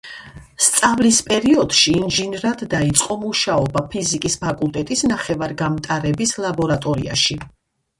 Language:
Georgian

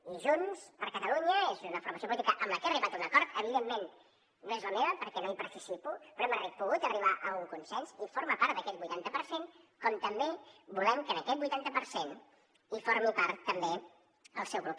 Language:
Catalan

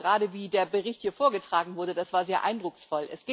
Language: German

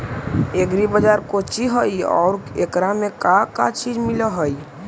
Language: Magahi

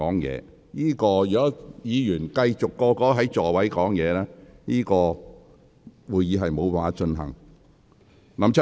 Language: Cantonese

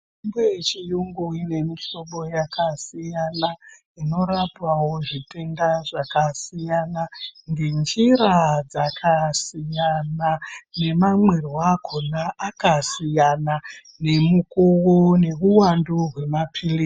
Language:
Ndau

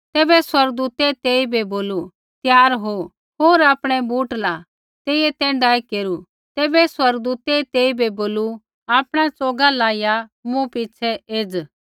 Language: Kullu Pahari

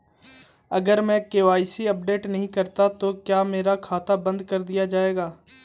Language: Hindi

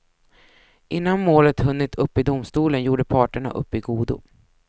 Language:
Swedish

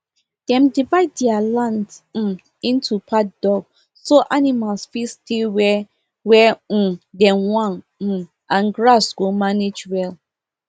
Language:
Nigerian Pidgin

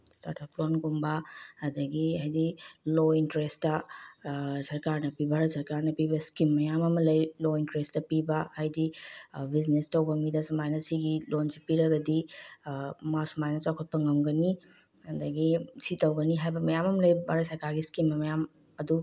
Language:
Manipuri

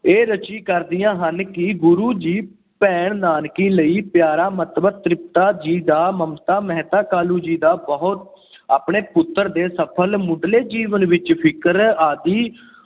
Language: Punjabi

